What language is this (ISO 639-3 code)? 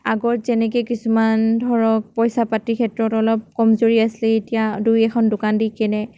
asm